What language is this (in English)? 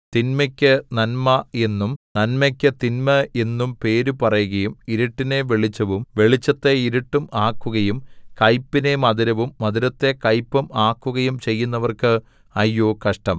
Malayalam